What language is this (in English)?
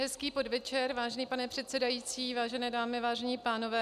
Czech